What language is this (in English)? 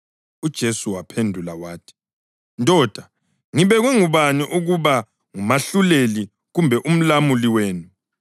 North Ndebele